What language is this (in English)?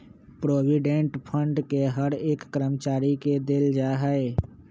Magahi